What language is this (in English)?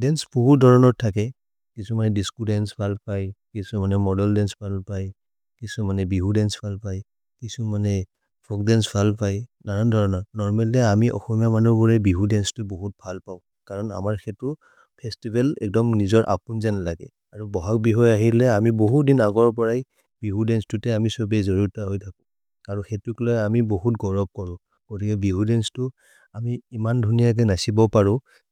Maria (India)